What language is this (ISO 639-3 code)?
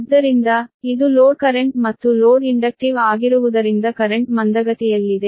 kan